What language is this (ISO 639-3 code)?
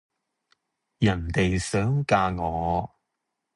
yue